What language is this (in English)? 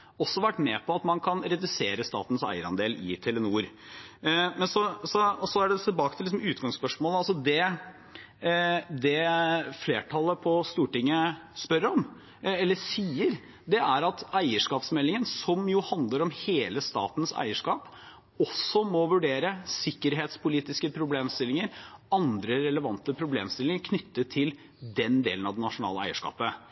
Norwegian Bokmål